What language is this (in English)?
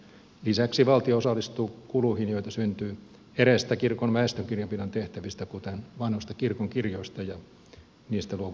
Finnish